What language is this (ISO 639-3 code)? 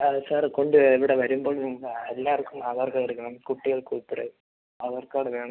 mal